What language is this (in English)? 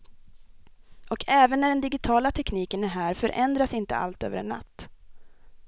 Swedish